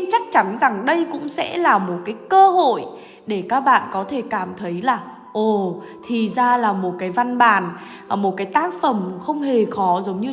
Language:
Vietnamese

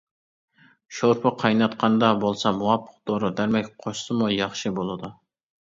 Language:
Uyghur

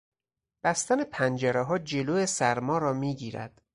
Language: Persian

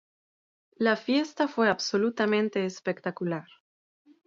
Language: Spanish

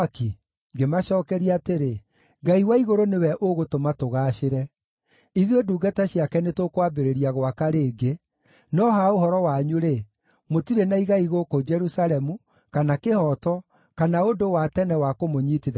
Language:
Kikuyu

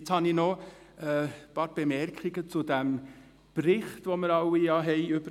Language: Swiss German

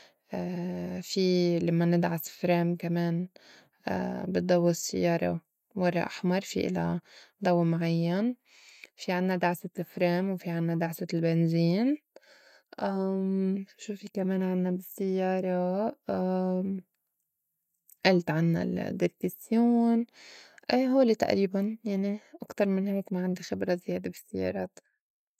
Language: North Levantine Arabic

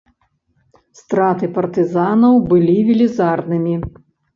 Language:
Belarusian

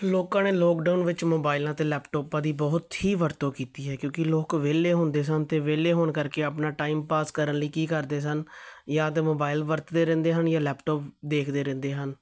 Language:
Punjabi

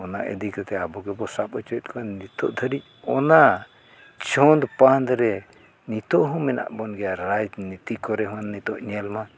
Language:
Santali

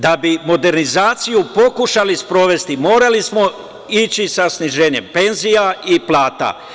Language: Serbian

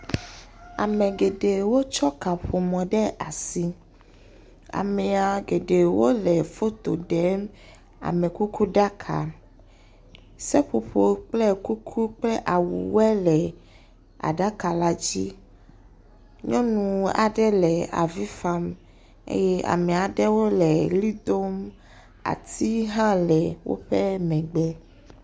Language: Ewe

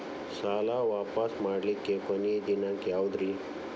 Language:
Kannada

